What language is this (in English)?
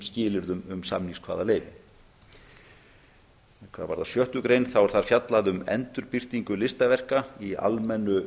Icelandic